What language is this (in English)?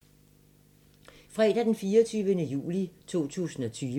Danish